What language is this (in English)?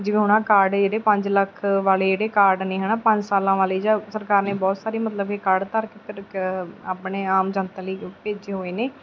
Punjabi